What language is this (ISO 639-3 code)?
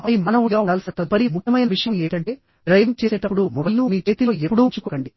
tel